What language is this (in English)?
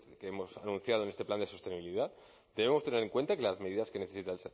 Spanish